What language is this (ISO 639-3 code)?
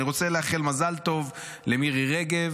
heb